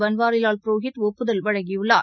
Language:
Tamil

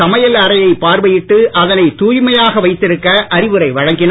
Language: Tamil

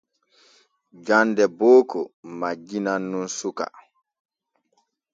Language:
Borgu Fulfulde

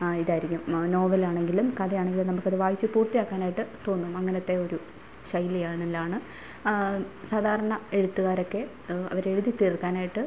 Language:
Malayalam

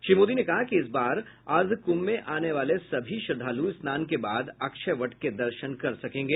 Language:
Hindi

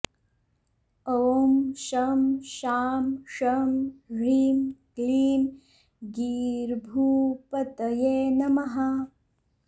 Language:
Sanskrit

